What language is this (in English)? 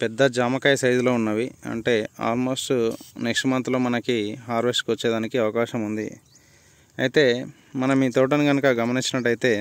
Telugu